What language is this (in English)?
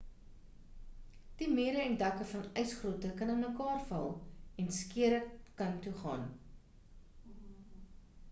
Afrikaans